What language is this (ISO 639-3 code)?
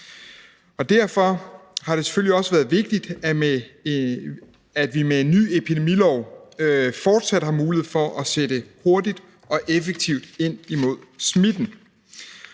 dan